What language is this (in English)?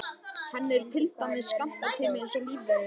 Icelandic